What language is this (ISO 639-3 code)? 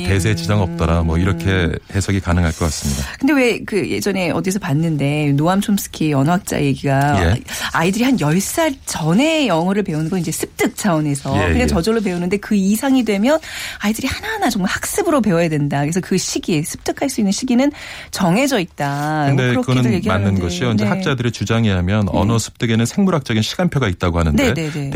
kor